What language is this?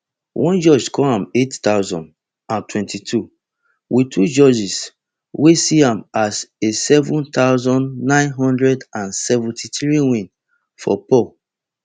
Nigerian Pidgin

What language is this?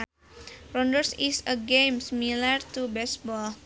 Sundanese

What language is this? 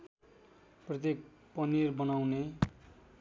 Nepali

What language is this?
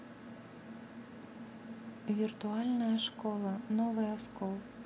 Russian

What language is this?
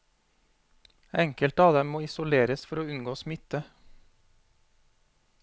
Norwegian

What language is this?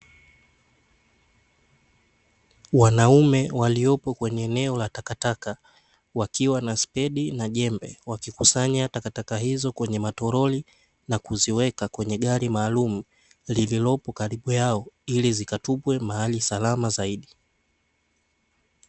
Swahili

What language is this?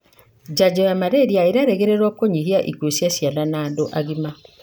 Kikuyu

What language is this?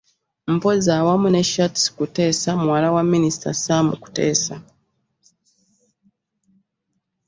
Ganda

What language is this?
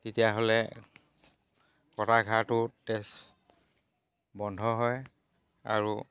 Assamese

